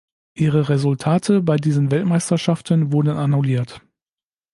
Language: German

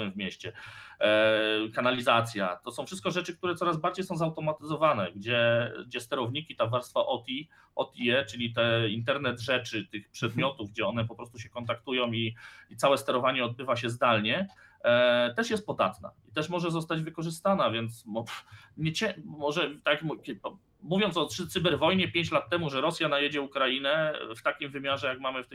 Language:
Polish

